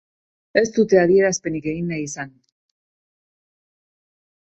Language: Basque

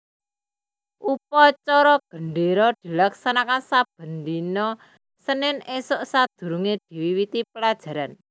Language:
Javanese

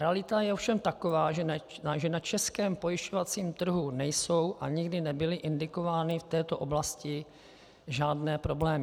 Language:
Czech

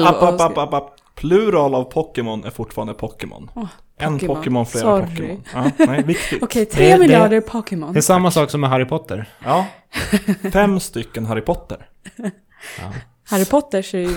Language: Swedish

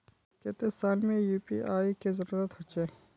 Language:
Magahi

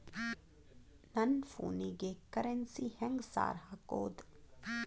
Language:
Kannada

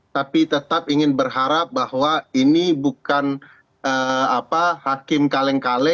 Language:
Indonesian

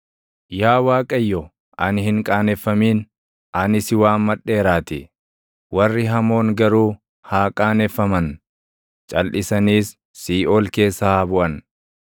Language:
Oromo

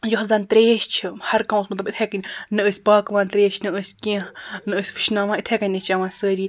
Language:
Kashmiri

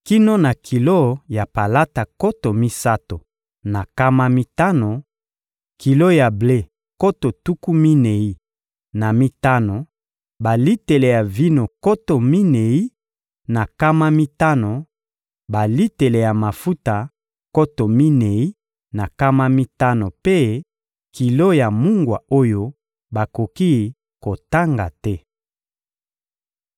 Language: Lingala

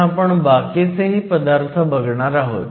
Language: Marathi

